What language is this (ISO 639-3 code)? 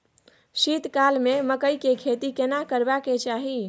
mai